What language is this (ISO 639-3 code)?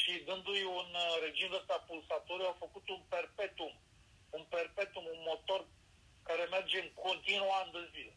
ron